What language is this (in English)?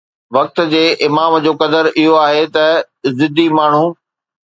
Sindhi